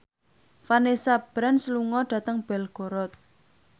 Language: Javanese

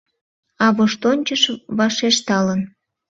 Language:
Mari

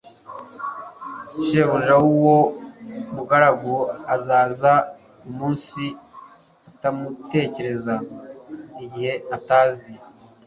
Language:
Kinyarwanda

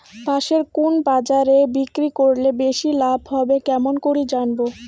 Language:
Bangla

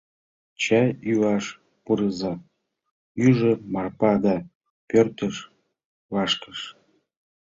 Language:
Mari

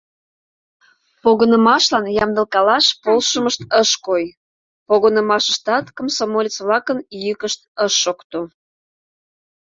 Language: Mari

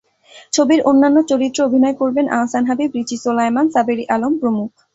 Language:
Bangla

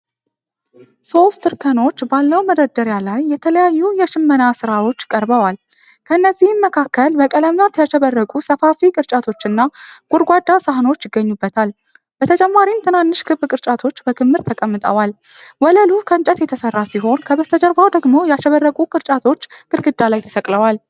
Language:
Amharic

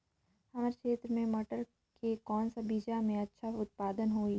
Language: Chhattisgarhi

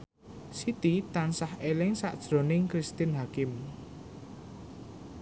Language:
Javanese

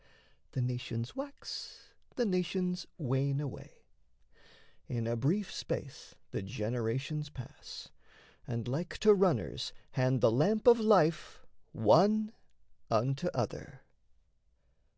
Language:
English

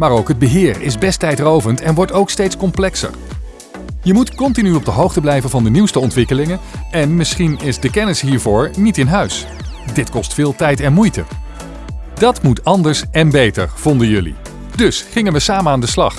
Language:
Dutch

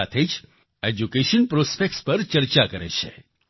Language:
Gujarati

